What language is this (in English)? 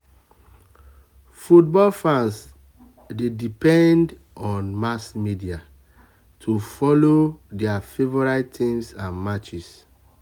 Nigerian Pidgin